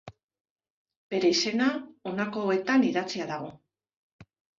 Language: Basque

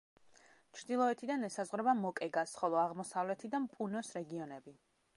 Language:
Georgian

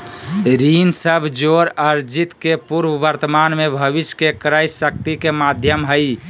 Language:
Magahi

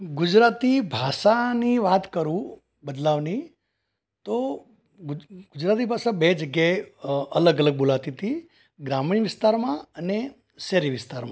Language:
Gujarati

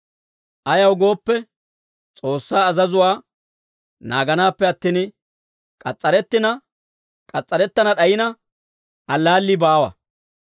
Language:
Dawro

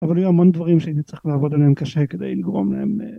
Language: Hebrew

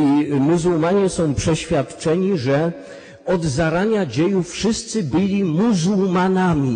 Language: Polish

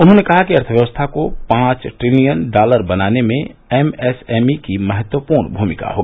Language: Hindi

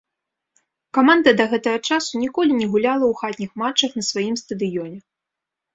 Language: Belarusian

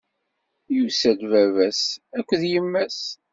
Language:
Kabyle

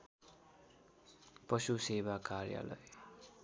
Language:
Nepali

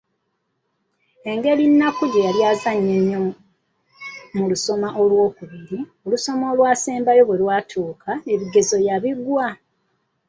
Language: Ganda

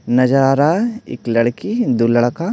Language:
Hindi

